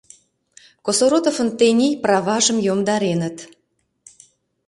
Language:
Mari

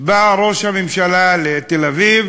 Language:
Hebrew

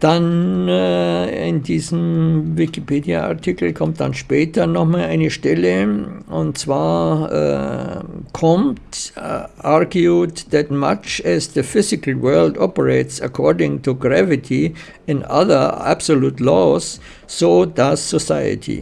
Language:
German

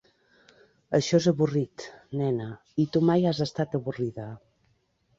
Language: Catalan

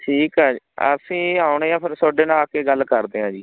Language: Punjabi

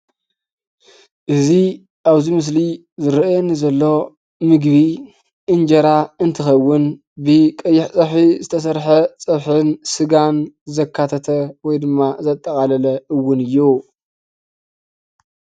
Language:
Tigrinya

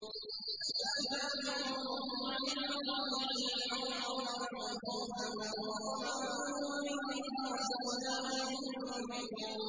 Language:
Arabic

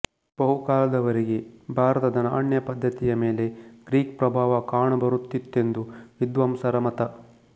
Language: Kannada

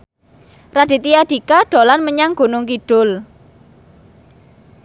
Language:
Javanese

